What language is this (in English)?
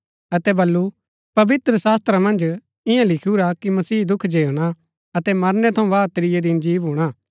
Gaddi